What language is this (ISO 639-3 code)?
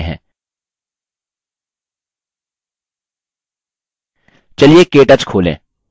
hin